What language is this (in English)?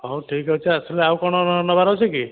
Odia